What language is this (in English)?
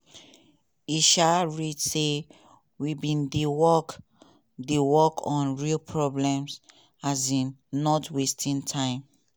Nigerian Pidgin